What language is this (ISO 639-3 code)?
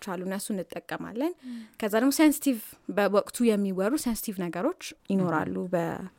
amh